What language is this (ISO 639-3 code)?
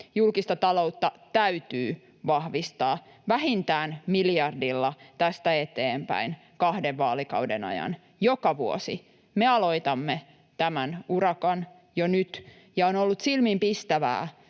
fin